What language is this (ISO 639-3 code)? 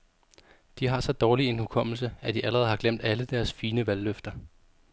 dan